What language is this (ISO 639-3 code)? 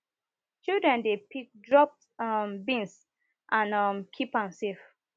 pcm